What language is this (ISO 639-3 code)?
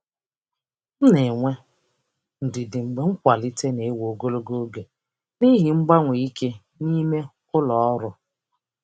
ibo